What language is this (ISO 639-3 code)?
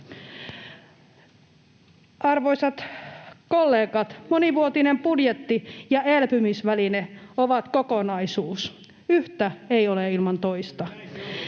fin